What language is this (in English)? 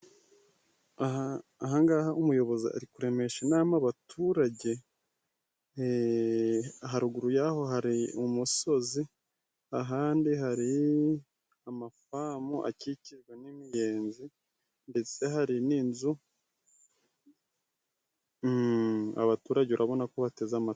Kinyarwanda